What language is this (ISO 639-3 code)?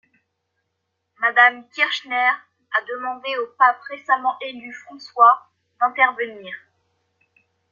fra